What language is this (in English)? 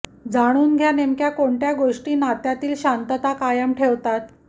Marathi